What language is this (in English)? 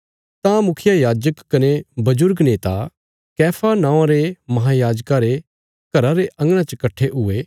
Bilaspuri